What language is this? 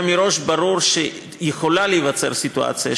Hebrew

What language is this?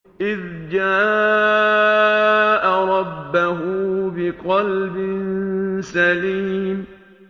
Arabic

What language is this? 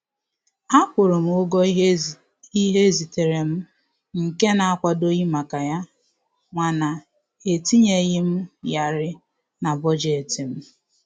Igbo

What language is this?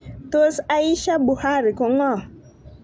Kalenjin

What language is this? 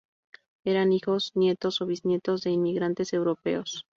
Spanish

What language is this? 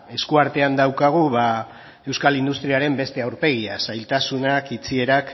Basque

